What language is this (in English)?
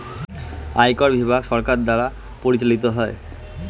Bangla